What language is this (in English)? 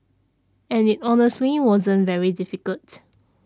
English